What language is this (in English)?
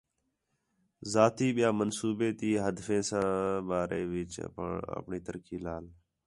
Khetrani